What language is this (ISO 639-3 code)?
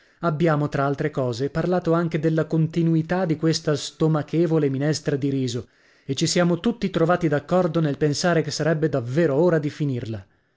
ita